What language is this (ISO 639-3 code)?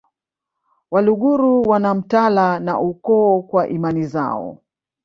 swa